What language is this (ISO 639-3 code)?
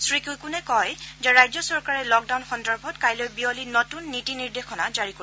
asm